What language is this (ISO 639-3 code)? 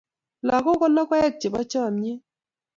kln